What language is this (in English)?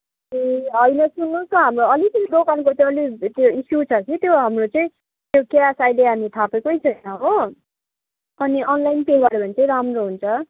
Nepali